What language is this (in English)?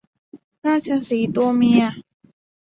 Thai